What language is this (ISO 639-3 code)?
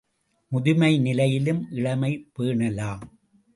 tam